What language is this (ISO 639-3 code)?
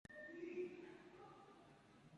slv